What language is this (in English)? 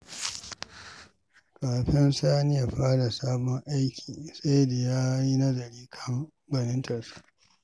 Hausa